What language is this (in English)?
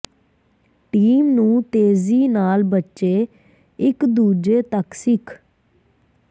Punjabi